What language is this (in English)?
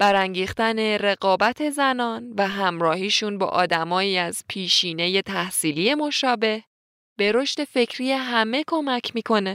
Persian